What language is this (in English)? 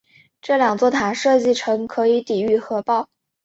Chinese